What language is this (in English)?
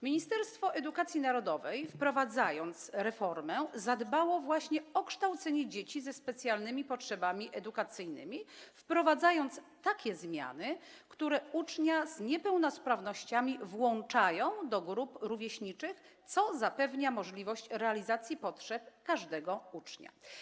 Polish